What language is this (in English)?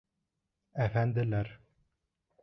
Bashkir